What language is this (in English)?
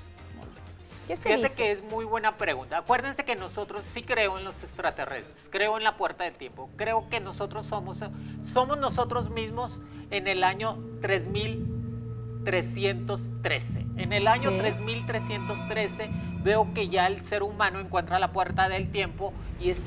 Spanish